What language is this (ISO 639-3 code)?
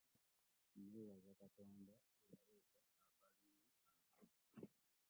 lug